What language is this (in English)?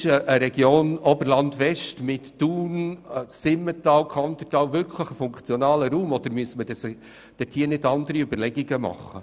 Swiss German